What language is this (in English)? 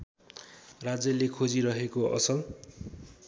Nepali